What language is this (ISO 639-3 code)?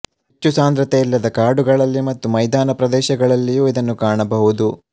kan